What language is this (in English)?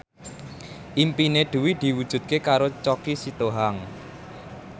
Javanese